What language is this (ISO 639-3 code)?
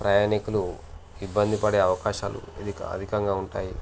tel